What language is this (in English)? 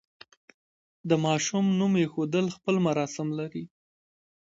Pashto